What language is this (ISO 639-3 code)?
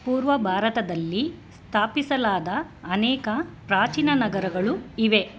kan